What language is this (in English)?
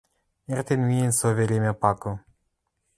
Western Mari